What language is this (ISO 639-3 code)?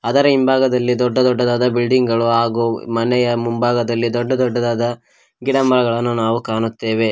kan